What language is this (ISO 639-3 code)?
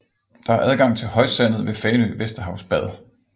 dan